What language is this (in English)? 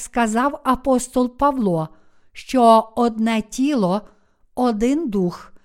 Ukrainian